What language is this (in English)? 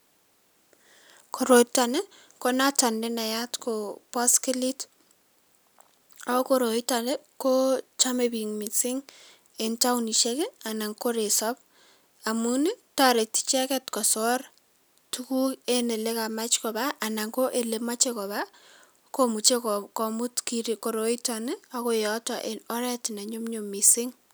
Kalenjin